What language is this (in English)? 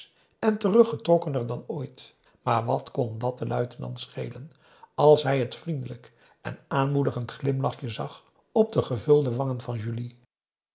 Dutch